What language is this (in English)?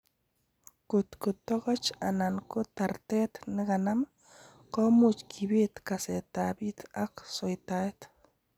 Kalenjin